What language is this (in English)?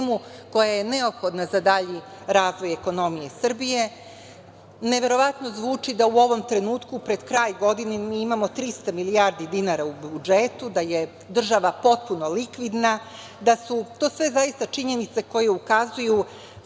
Serbian